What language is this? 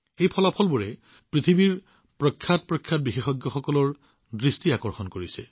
Assamese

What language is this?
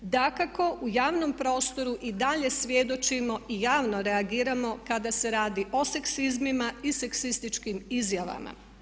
Croatian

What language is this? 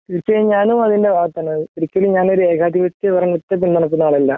Malayalam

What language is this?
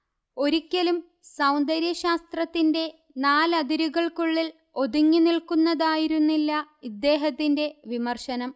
Malayalam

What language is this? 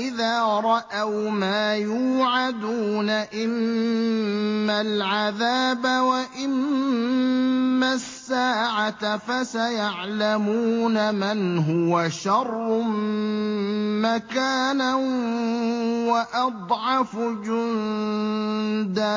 Arabic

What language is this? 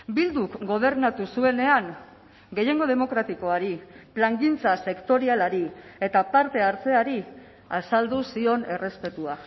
Basque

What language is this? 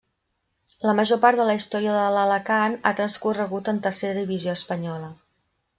Catalan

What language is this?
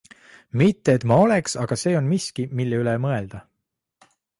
Estonian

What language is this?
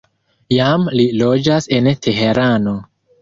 Esperanto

